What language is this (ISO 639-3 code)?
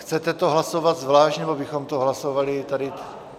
ces